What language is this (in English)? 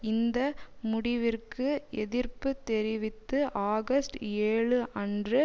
Tamil